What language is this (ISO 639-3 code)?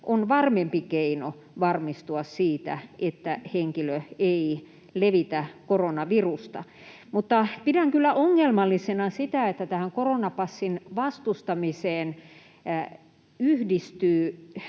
fin